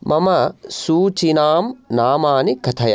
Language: Sanskrit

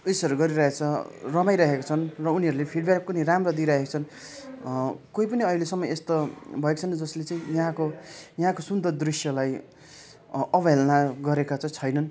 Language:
Nepali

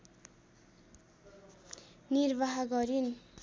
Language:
Nepali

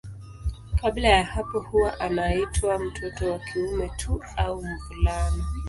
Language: Swahili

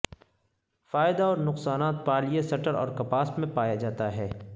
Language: Urdu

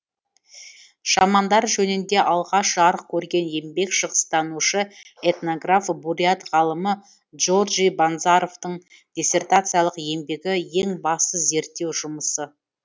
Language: Kazakh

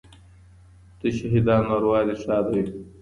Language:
Pashto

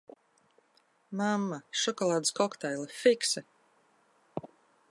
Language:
Latvian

